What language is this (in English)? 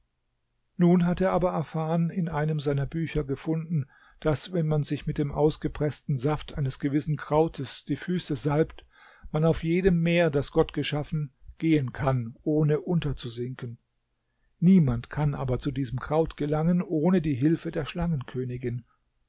German